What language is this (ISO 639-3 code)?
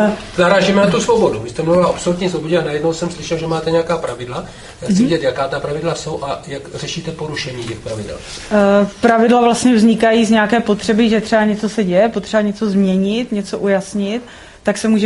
ces